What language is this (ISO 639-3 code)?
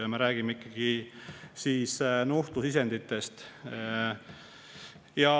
est